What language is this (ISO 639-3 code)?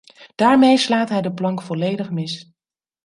nld